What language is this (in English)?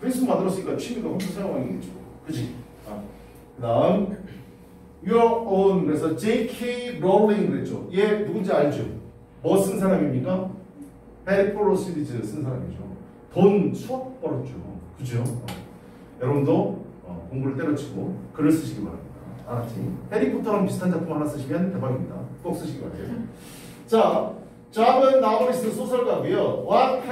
Korean